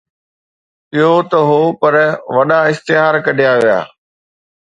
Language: Sindhi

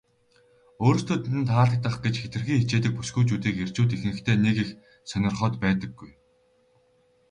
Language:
Mongolian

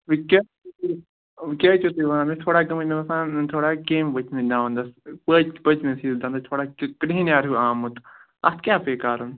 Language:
Kashmiri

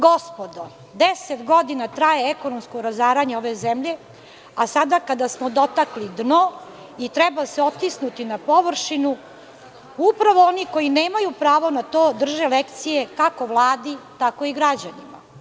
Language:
Serbian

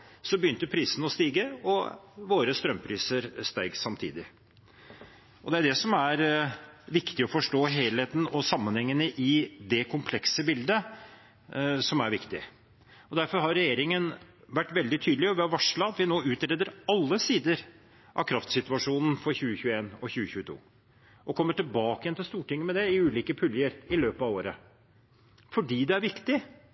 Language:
Norwegian Bokmål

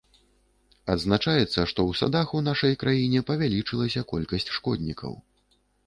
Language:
Belarusian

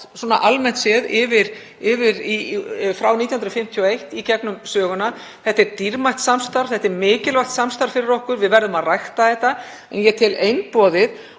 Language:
Icelandic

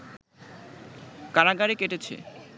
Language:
Bangla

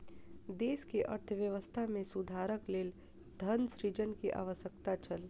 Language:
Maithili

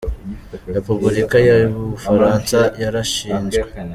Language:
Kinyarwanda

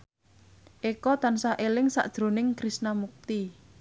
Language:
Javanese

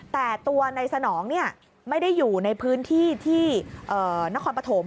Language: Thai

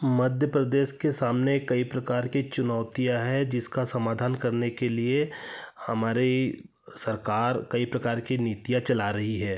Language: Hindi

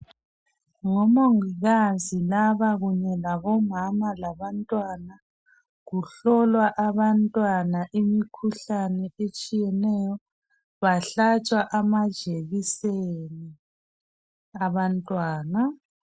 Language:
North Ndebele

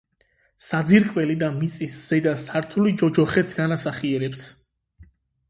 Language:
Georgian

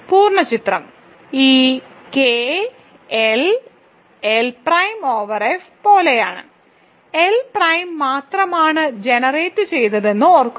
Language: Malayalam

